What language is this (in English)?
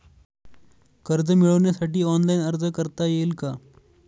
Marathi